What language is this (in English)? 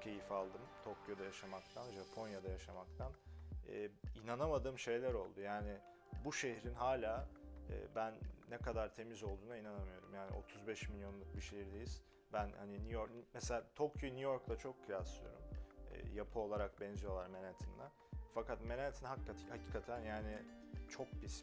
Turkish